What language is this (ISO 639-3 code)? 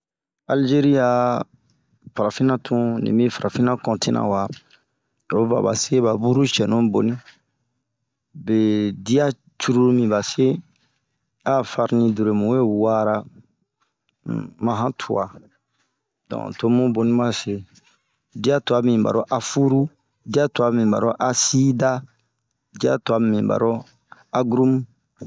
bmq